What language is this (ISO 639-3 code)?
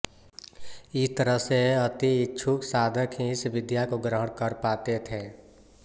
hin